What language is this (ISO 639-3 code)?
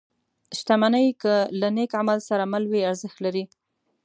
pus